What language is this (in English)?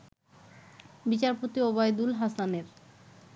Bangla